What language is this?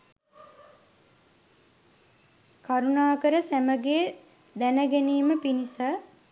Sinhala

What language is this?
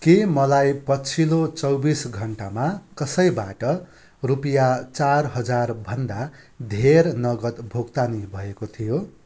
Nepali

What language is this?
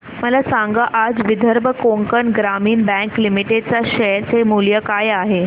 Marathi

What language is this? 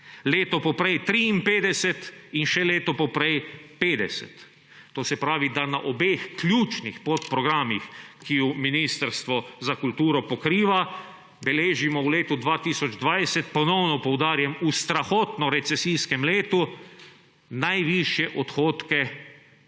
Slovenian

